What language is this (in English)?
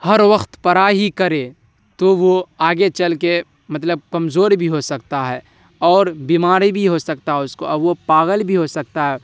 Urdu